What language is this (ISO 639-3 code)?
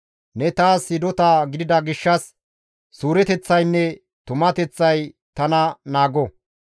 gmv